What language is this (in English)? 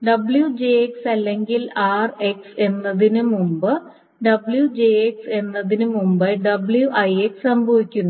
Malayalam